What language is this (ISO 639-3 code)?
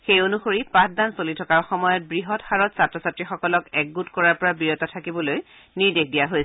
asm